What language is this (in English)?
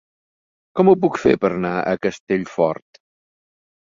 Catalan